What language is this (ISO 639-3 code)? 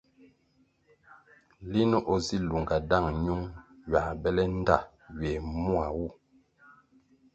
nmg